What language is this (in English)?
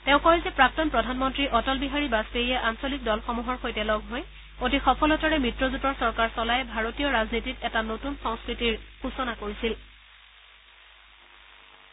Assamese